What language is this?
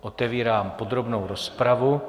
Czech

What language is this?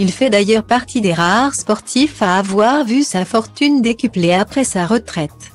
French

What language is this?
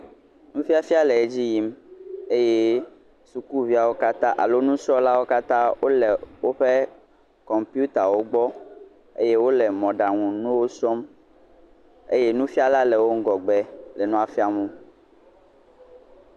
Ewe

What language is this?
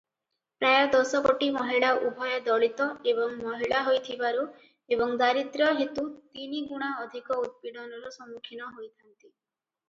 Odia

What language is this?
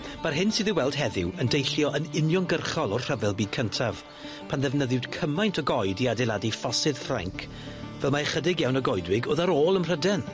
Welsh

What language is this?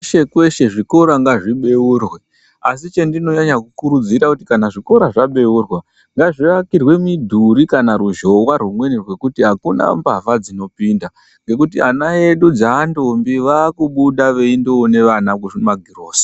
Ndau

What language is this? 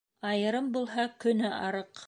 Bashkir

